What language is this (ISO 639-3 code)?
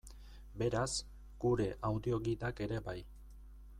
eus